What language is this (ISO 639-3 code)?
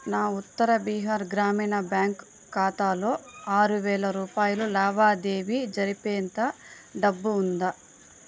tel